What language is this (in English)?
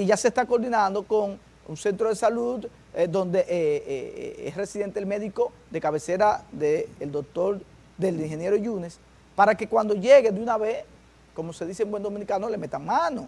Spanish